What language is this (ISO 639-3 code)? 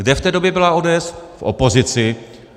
ces